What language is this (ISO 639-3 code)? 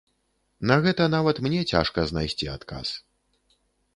bel